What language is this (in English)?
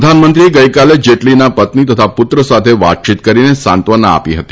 Gujarati